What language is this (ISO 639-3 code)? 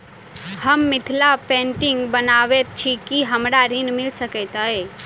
mai